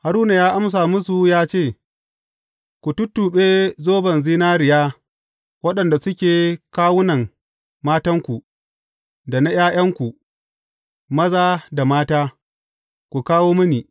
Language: Hausa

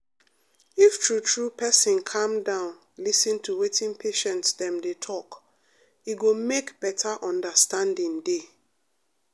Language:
Nigerian Pidgin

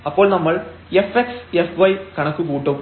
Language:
Malayalam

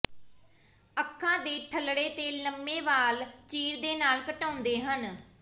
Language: Punjabi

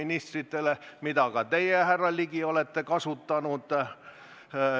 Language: Estonian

